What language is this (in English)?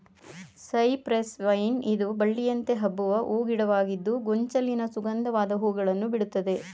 Kannada